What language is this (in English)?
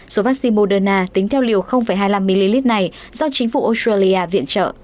Vietnamese